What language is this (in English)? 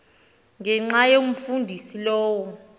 Xhosa